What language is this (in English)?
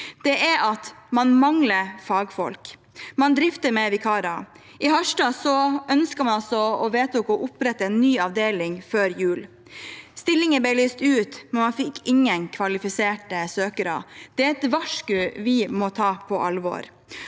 Norwegian